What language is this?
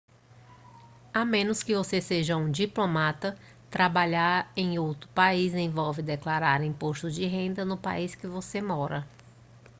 Portuguese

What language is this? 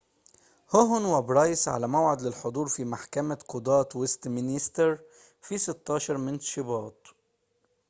Arabic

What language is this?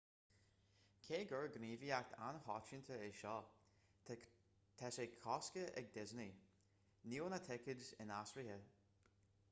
Irish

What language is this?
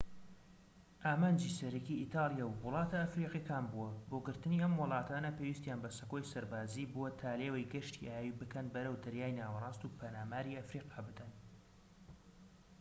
Central Kurdish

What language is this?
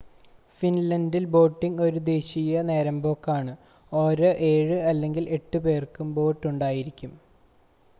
Malayalam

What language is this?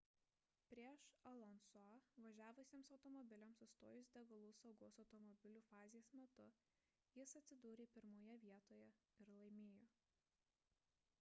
Lithuanian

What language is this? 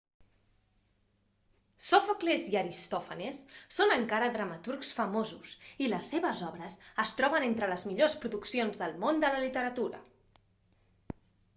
Catalan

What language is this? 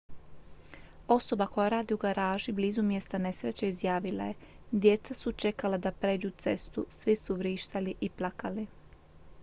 Croatian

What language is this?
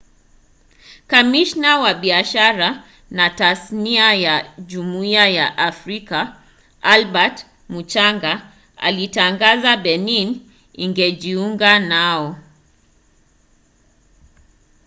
Swahili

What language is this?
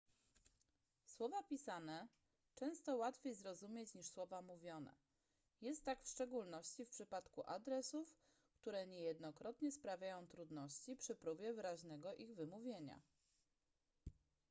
Polish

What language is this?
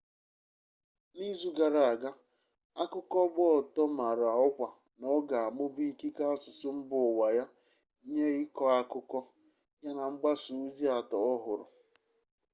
Igbo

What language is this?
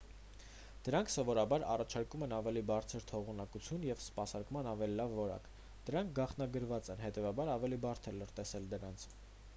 Armenian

